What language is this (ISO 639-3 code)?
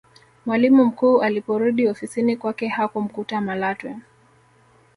swa